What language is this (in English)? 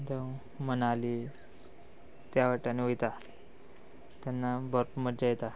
Konkani